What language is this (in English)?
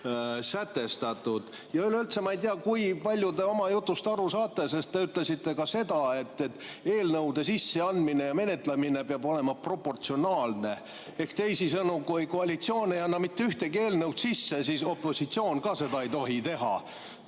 Estonian